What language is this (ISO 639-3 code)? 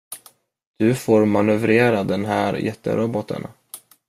swe